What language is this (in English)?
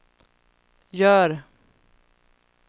Swedish